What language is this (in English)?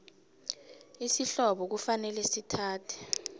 South Ndebele